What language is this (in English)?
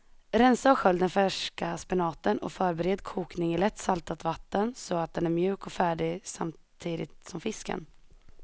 Swedish